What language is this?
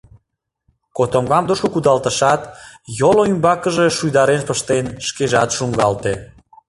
Mari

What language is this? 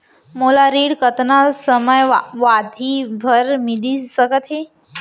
Chhattisgarhi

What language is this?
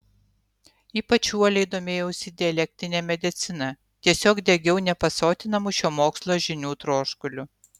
Lithuanian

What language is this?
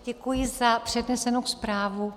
Czech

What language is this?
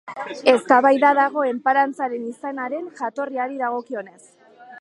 Basque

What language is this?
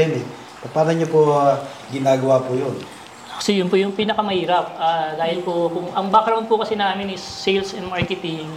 Filipino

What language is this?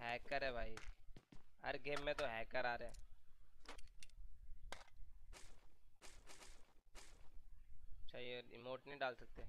Hindi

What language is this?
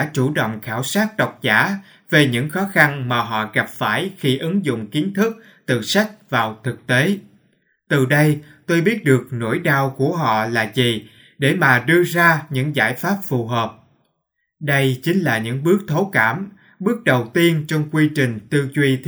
Vietnamese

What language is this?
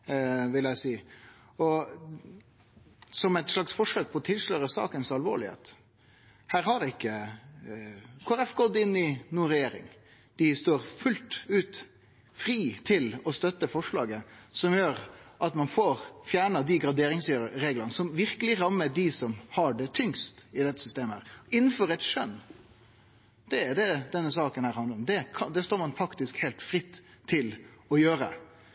Norwegian Nynorsk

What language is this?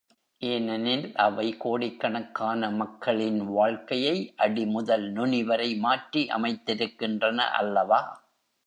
Tamil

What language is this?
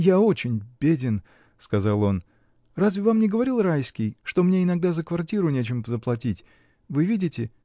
Russian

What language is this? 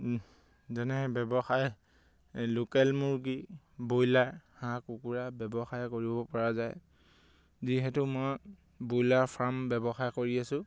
Assamese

